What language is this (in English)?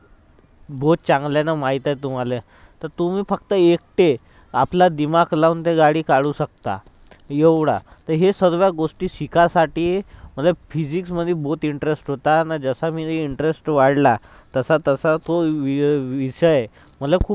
Marathi